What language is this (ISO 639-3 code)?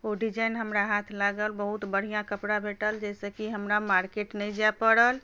mai